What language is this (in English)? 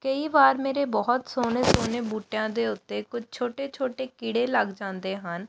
Punjabi